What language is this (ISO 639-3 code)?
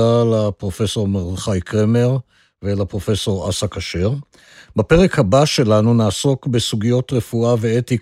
heb